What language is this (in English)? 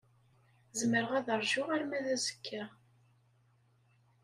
Kabyle